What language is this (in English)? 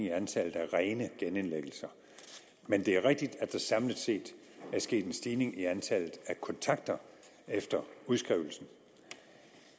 Danish